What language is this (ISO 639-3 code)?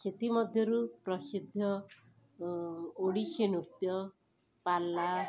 ori